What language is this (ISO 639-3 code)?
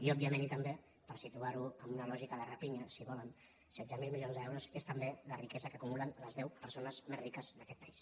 cat